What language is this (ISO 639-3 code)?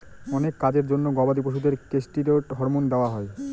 ben